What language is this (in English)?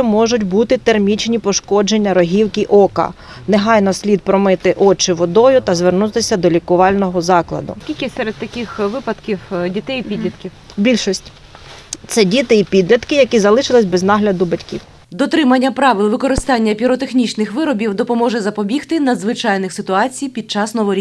Ukrainian